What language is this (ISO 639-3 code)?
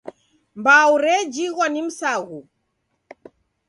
dav